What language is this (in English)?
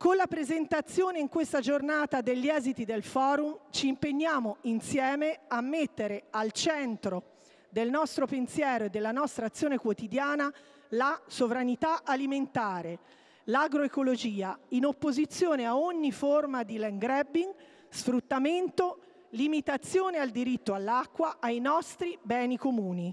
Italian